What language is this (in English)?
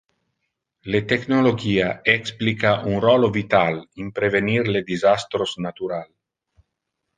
Interlingua